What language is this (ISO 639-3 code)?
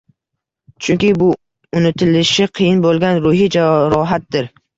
uzb